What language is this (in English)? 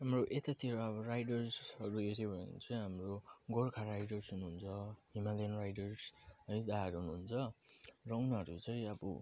Nepali